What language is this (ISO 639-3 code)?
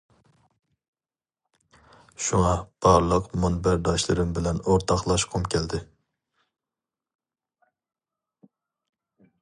uig